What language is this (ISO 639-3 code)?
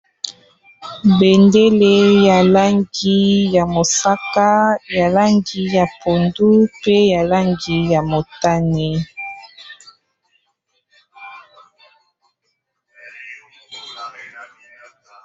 lin